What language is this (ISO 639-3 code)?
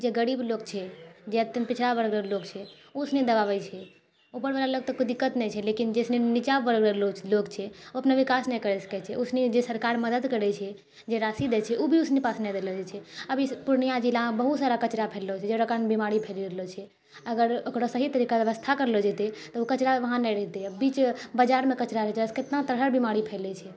mai